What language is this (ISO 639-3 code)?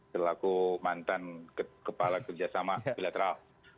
ind